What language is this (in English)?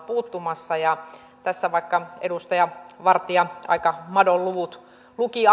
Finnish